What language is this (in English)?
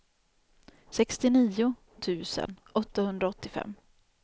Swedish